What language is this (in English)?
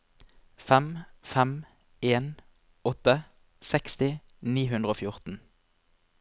Norwegian